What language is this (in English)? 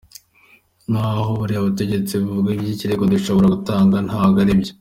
Kinyarwanda